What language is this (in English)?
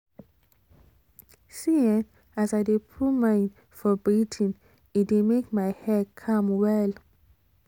Nigerian Pidgin